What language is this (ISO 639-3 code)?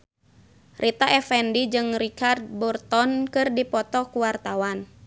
sun